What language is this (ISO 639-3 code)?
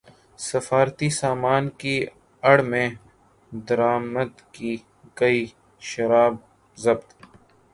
urd